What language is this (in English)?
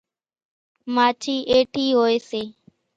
Kachi Koli